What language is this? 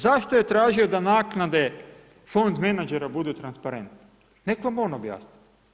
Croatian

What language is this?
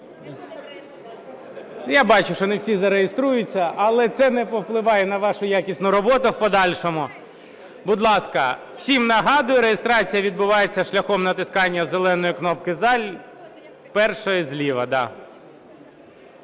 Ukrainian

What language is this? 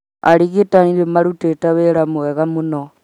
Kikuyu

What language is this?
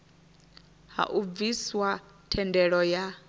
Venda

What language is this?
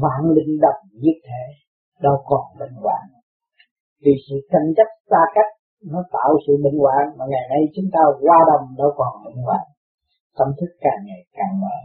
Vietnamese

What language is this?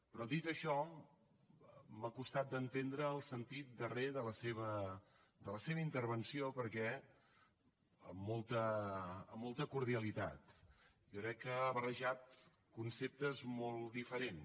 Catalan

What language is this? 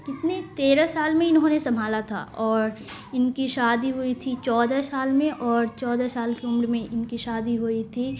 Urdu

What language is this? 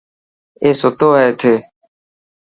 Dhatki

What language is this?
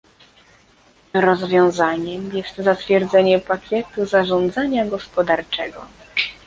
Polish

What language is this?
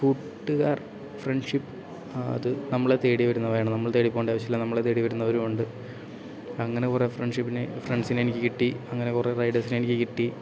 Malayalam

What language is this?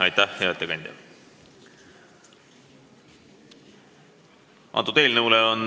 Estonian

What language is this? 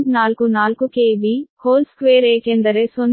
Kannada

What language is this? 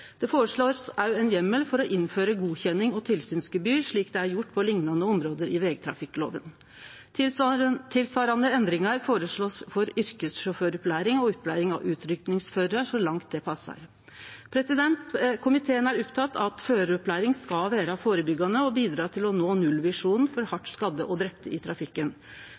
Norwegian Nynorsk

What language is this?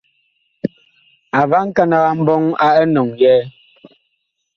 Bakoko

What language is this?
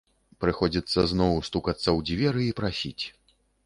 Belarusian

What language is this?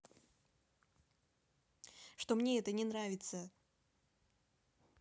Russian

